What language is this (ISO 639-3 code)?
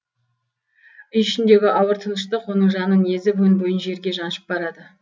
kaz